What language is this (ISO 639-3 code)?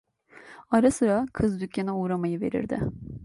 tur